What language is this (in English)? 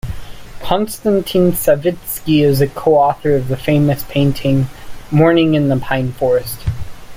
English